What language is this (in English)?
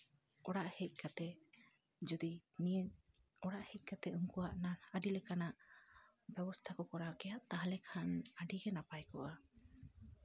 Santali